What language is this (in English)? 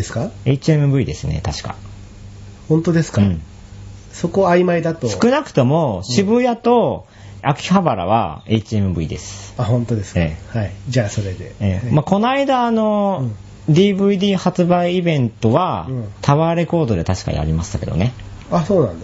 Japanese